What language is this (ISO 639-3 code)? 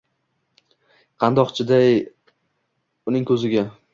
uzb